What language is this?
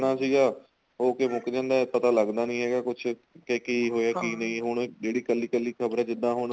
Punjabi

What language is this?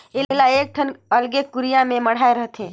Chhattisgarhi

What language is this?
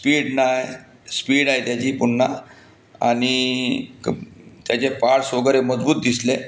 Marathi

